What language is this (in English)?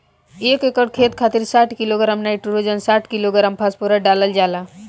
Bhojpuri